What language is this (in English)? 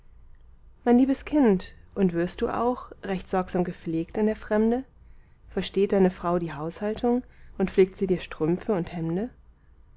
German